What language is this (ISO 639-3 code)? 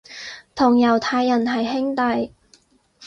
yue